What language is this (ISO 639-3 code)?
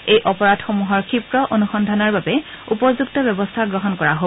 asm